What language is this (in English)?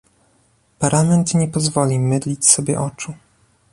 Polish